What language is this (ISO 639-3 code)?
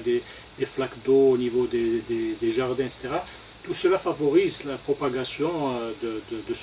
fra